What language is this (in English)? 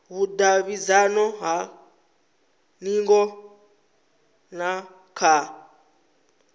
Venda